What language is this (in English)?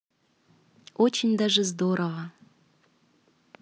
Russian